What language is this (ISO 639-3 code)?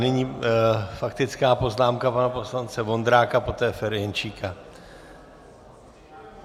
ces